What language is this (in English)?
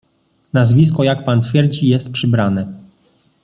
Polish